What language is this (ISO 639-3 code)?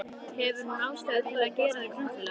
isl